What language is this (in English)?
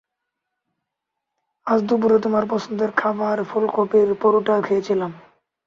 Bangla